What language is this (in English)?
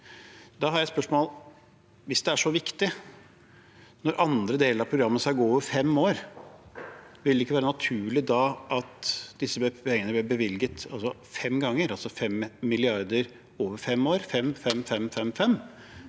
Norwegian